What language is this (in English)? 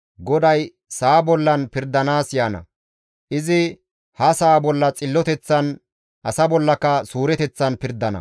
Gamo